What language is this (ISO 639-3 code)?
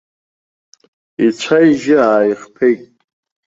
abk